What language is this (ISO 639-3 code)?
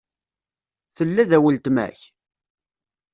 kab